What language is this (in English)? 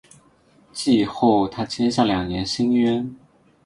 Chinese